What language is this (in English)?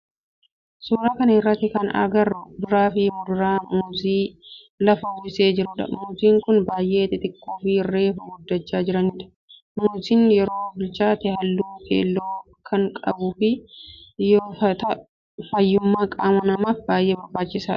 Oromo